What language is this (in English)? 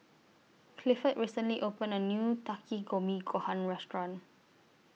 English